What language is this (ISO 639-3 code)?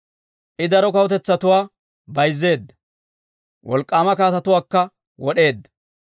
dwr